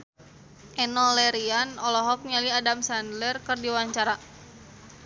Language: Sundanese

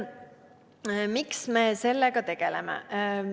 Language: Estonian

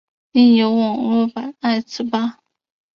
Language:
Chinese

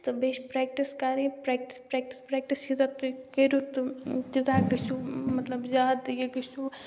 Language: Kashmiri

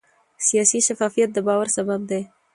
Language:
Pashto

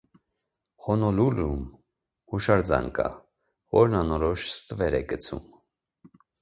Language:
Armenian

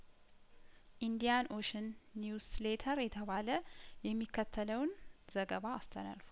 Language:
Amharic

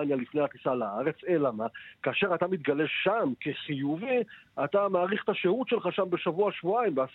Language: Hebrew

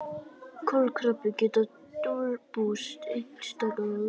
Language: Icelandic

